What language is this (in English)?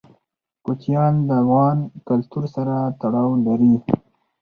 Pashto